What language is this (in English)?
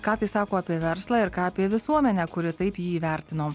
Lithuanian